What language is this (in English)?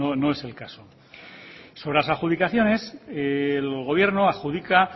Spanish